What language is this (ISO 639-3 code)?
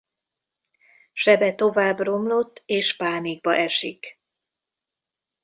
hun